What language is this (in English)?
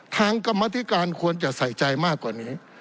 Thai